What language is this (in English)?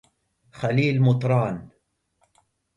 Arabic